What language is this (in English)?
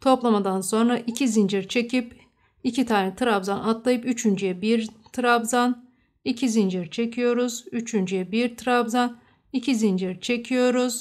Turkish